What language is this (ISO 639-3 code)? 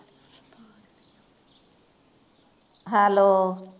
pan